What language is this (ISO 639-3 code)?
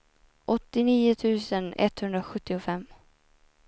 swe